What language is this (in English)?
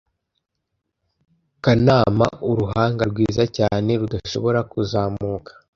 Kinyarwanda